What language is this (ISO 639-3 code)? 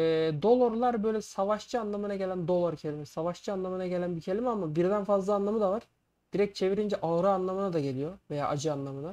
tur